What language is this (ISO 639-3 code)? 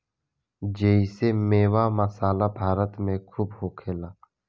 bho